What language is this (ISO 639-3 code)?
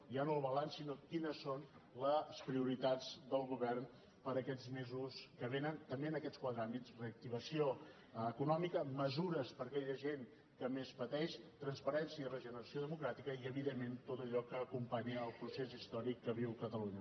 cat